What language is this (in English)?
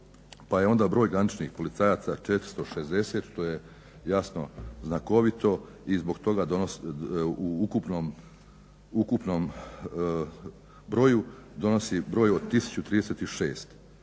Croatian